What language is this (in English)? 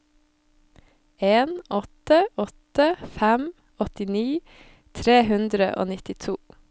Norwegian